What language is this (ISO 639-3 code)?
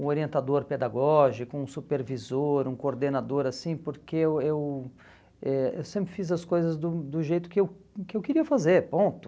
por